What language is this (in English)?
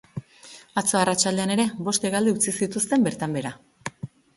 Basque